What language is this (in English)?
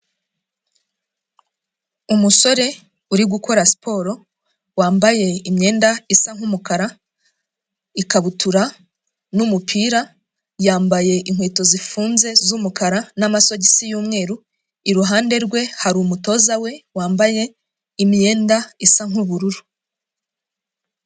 Kinyarwanda